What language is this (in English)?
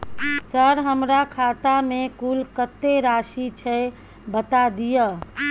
Maithili